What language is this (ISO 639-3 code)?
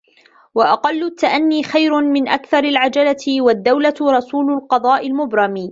ara